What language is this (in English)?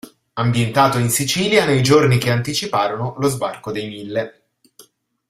Italian